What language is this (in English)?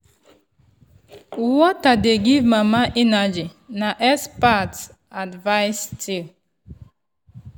Nigerian Pidgin